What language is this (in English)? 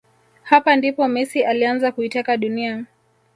Swahili